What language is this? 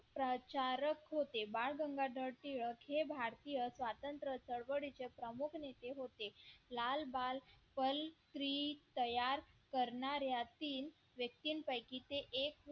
Marathi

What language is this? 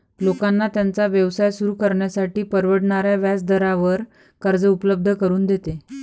Marathi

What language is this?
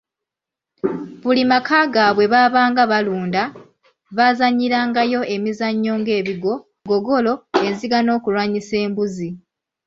Ganda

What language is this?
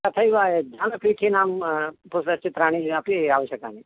Sanskrit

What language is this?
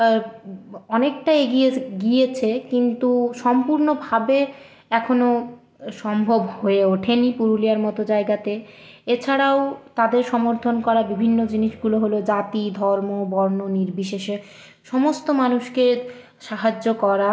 Bangla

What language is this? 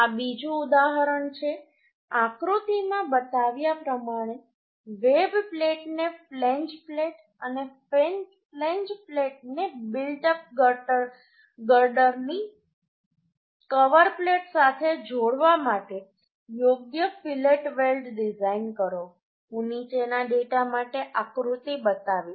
Gujarati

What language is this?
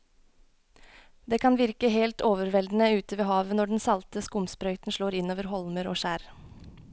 Norwegian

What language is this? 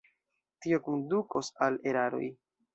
Esperanto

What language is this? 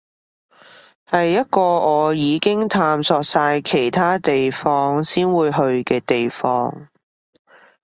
Cantonese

